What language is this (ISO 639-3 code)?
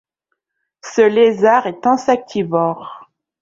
fra